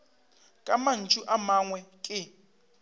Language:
Northern Sotho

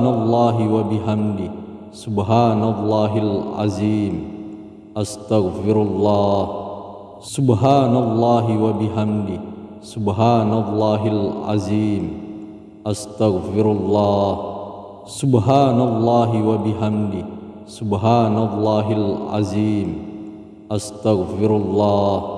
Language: Indonesian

